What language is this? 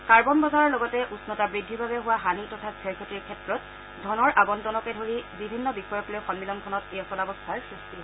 Assamese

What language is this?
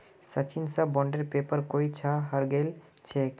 Magahi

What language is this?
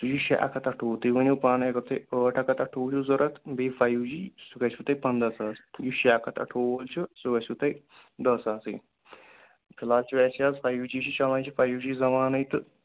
Kashmiri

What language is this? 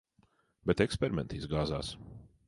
Latvian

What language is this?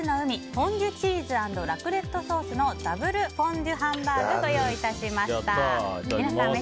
Japanese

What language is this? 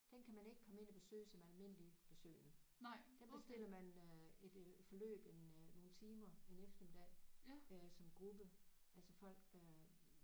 Danish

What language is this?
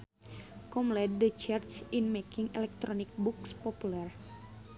Sundanese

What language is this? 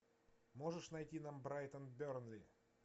Russian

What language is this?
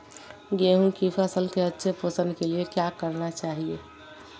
Magahi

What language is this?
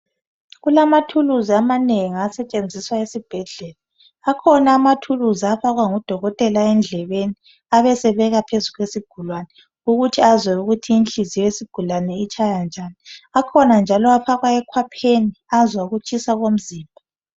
North Ndebele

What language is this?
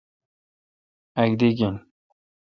Kalkoti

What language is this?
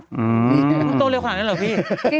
Thai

